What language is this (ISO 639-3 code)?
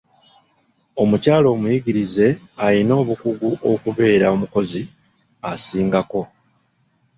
lug